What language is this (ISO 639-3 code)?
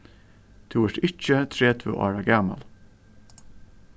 fao